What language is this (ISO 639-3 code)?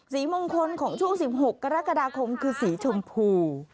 tha